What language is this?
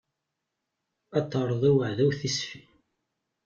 Kabyle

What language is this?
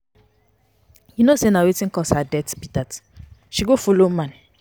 Nigerian Pidgin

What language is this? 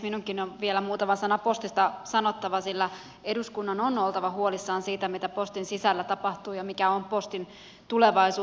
Finnish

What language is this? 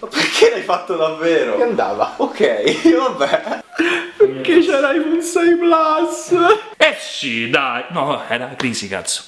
Italian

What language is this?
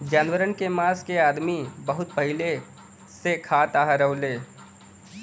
Bhojpuri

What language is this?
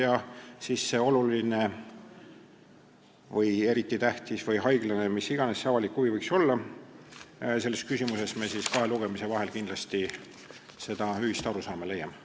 Estonian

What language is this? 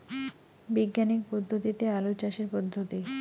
Bangla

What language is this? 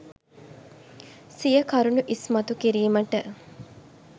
Sinhala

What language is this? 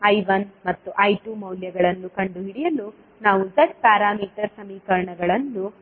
Kannada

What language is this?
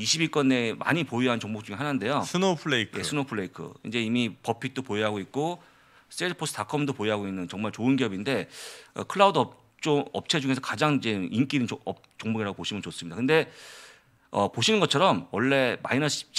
Korean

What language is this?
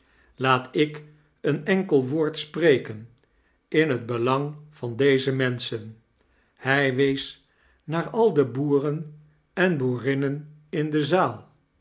Dutch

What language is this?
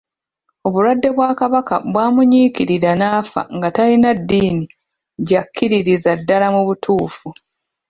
Ganda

